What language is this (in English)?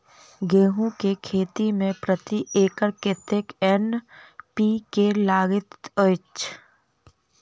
Maithili